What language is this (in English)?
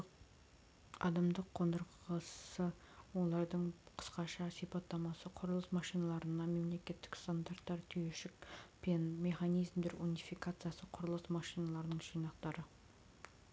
Kazakh